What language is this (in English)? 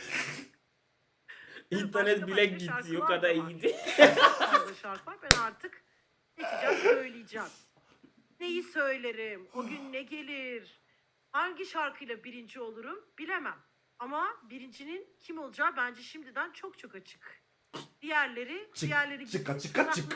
Turkish